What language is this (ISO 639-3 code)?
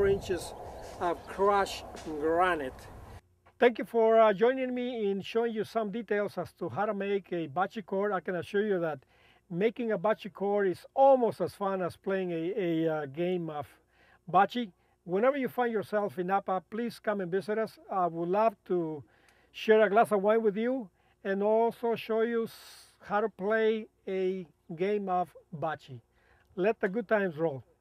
eng